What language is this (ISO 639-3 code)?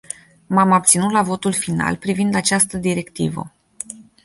ron